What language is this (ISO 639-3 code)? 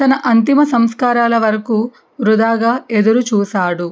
tel